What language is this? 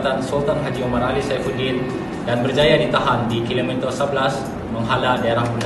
Malay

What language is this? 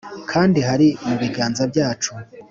Kinyarwanda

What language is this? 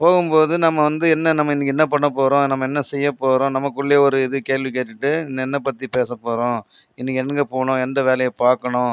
Tamil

